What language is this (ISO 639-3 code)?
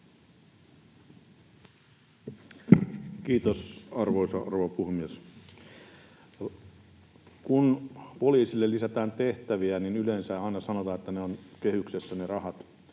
fin